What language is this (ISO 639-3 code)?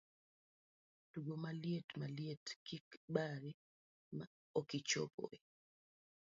luo